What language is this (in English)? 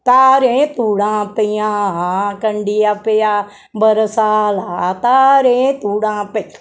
Dogri